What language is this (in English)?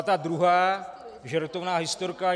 Czech